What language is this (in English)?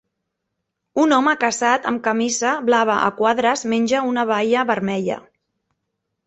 Catalan